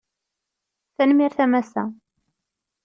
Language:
Kabyle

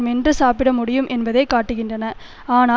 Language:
Tamil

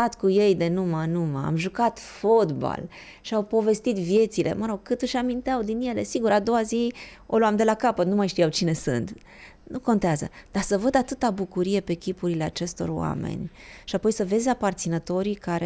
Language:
Romanian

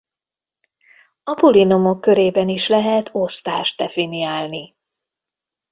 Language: Hungarian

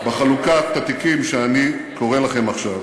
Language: Hebrew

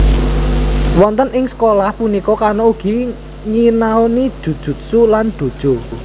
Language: Javanese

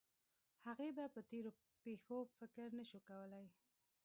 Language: Pashto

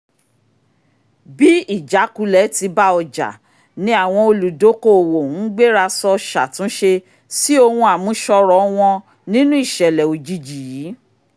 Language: Yoruba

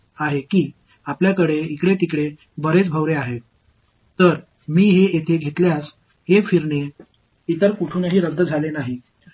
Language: Tamil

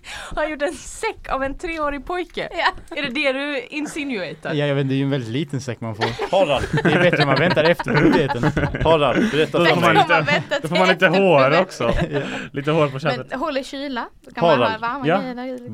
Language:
Swedish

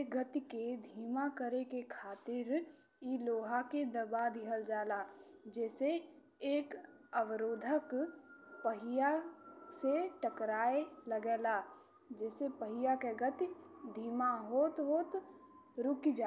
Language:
Bhojpuri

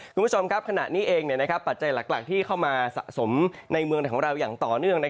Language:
Thai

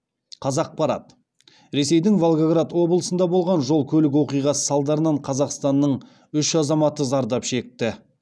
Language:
Kazakh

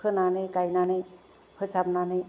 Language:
Bodo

